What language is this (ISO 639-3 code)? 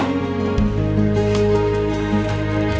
ind